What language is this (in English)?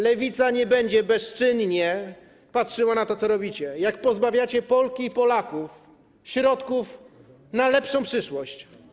Polish